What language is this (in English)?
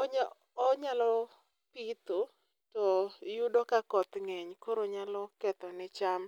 Luo (Kenya and Tanzania)